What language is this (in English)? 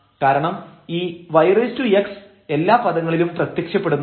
Malayalam